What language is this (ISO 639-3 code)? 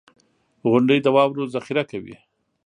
pus